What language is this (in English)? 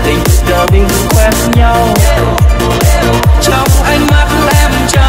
Vietnamese